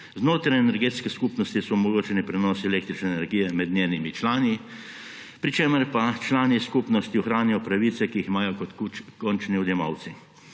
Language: Slovenian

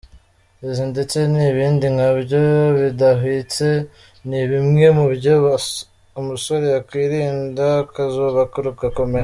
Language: Kinyarwanda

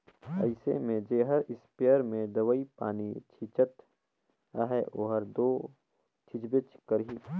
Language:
Chhattisgarhi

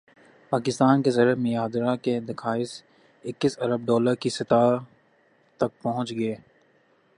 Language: Urdu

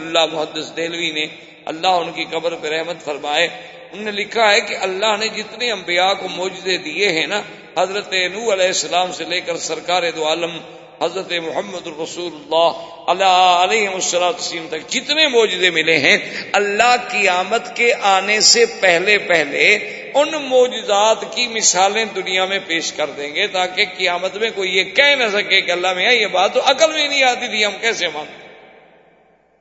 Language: Urdu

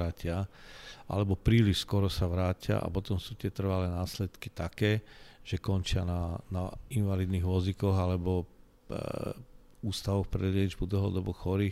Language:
Slovak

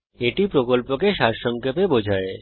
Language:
Bangla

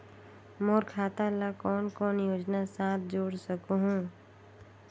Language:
Chhattisgarhi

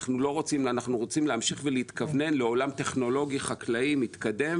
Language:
Hebrew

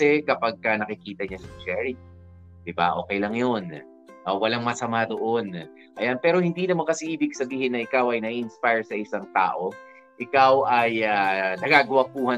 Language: Filipino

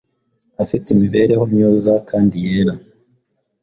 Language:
Kinyarwanda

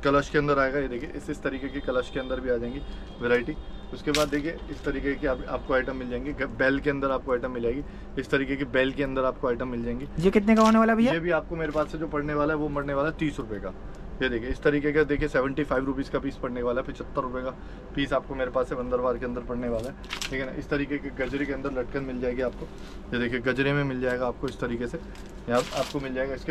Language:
Hindi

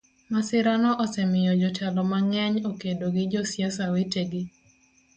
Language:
Luo (Kenya and Tanzania)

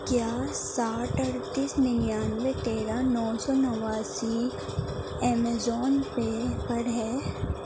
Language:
Urdu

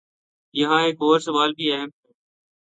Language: Urdu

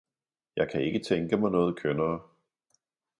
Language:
Danish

